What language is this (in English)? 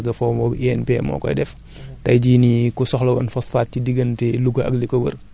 Wolof